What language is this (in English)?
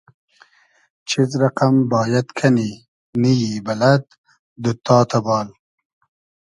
Hazaragi